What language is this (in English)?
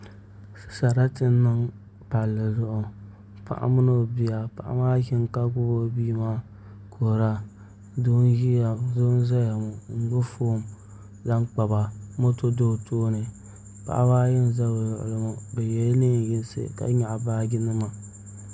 Dagbani